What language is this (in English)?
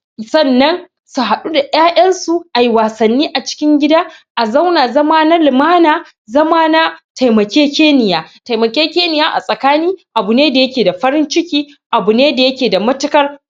Hausa